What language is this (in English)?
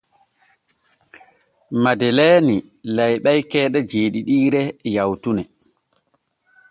Borgu Fulfulde